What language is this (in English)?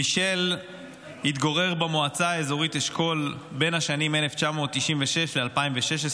Hebrew